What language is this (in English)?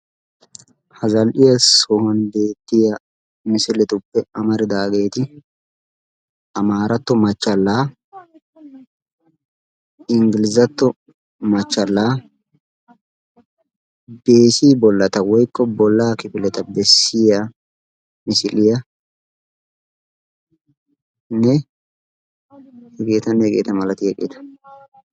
Wolaytta